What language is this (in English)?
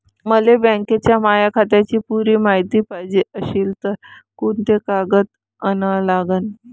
Marathi